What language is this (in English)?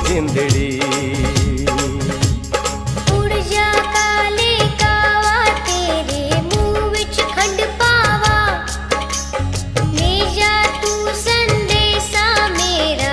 Hindi